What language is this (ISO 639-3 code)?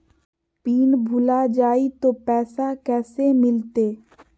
mag